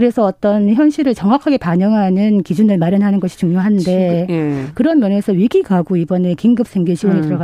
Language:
Korean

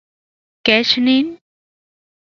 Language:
Central Puebla Nahuatl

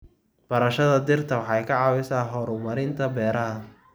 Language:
Somali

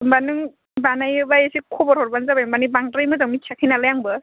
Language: Bodo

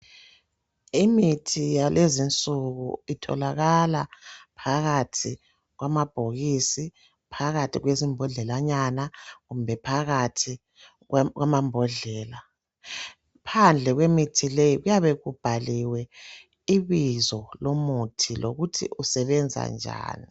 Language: North Ndebele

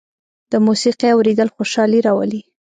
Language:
Pashto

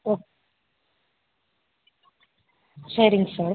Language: Tamil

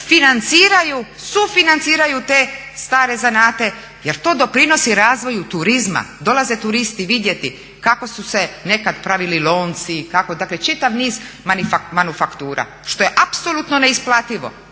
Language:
Croatian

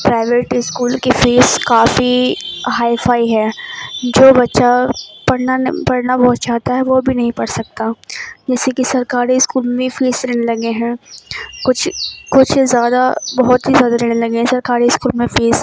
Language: Urdu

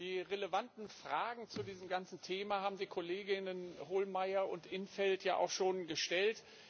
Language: German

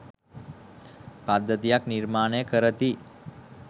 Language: Sinhala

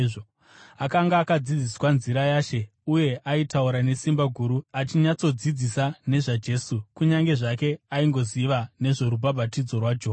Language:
Shona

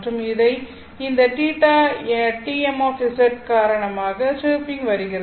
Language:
Tamil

